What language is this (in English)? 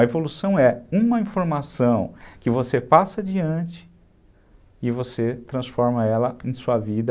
Portuguese